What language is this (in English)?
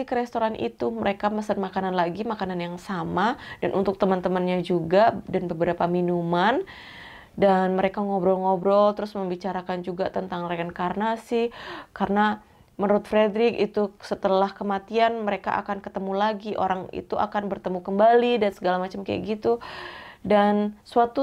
Indonesian